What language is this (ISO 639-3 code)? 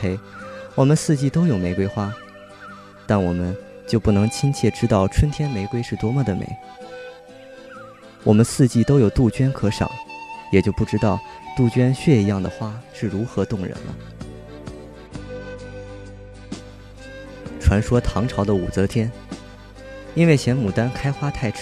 zho